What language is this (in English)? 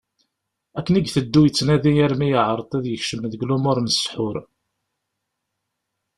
Kabyle